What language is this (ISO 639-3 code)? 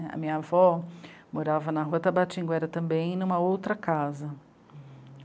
por